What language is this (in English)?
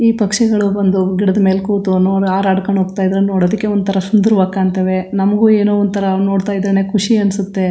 Kannada